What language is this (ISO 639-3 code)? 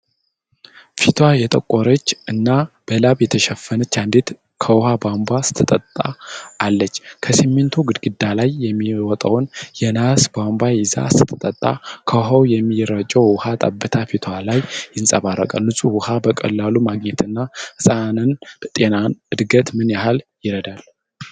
amh